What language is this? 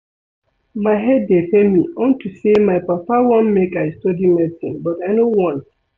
Nigerian Pidgin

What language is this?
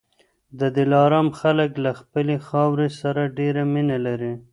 Pashto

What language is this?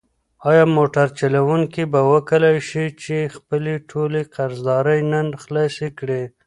Pashto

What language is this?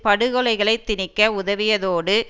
Tamil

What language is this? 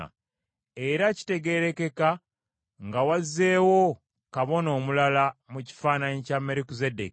Ganda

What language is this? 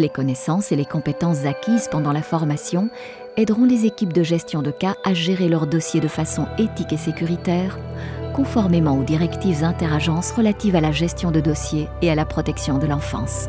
French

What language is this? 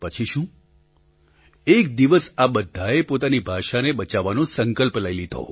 Gujarati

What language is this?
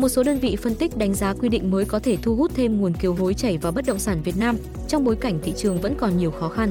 Vietnamese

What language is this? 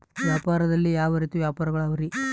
Kannada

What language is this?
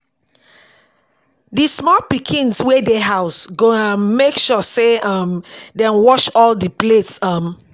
Nigerian Pidgin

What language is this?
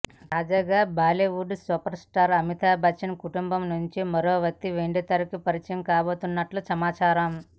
Telugu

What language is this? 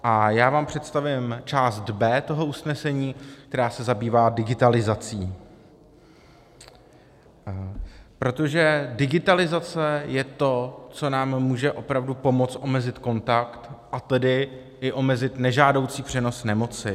Czech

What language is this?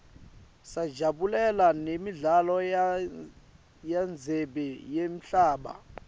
Swati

